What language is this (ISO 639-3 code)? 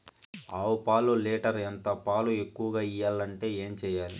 tel